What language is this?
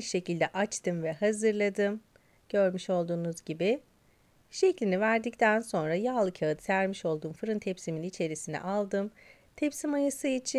Turkish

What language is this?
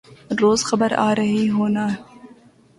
Urdu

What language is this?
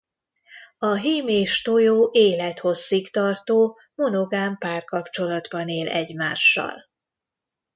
Hungarian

